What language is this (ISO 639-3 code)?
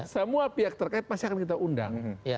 ind